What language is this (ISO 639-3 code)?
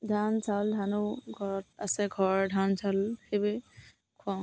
asm